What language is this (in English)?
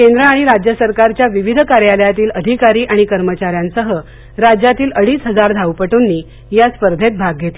Marathi